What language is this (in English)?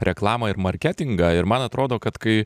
Lithuanian